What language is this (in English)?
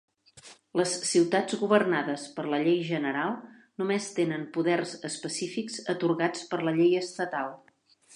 Catalan